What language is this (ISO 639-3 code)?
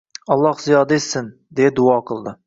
uzb